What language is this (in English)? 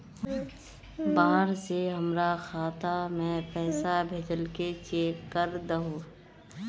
Magahi